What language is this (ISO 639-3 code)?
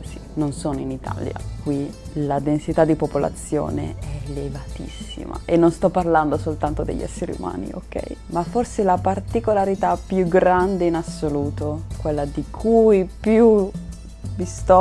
ita